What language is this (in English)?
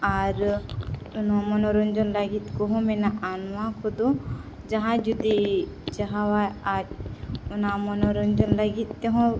Santali